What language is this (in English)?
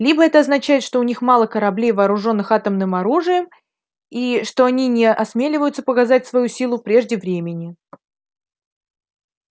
Russian